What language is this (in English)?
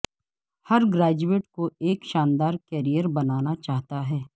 Urdu